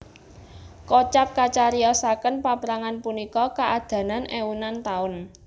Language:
Javanese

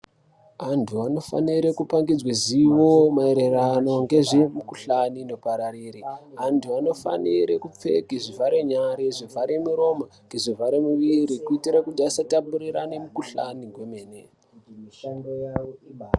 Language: Ndau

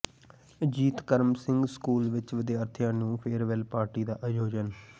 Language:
Punjabi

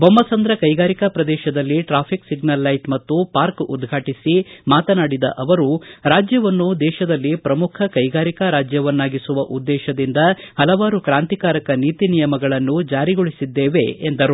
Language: Kannada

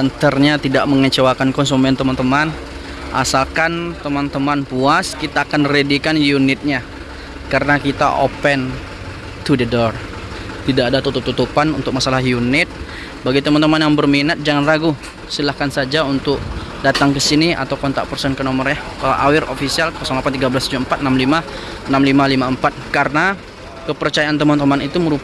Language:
Indonesian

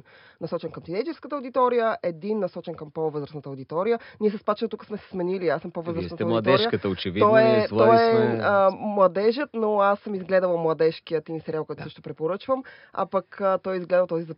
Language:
Bulgarian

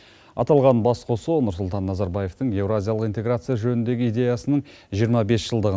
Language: Kazakh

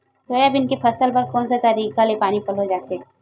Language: Chhattisgarhi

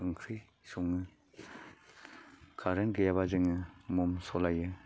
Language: Bodo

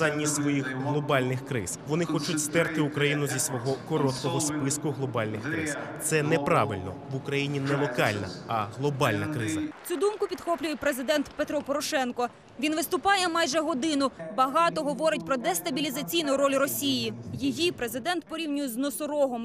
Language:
Ukrainian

